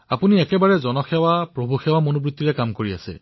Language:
Assamese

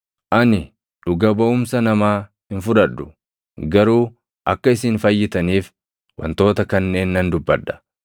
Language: Oromo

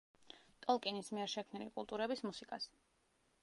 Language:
Georgian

